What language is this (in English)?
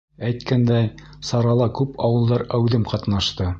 Bashkir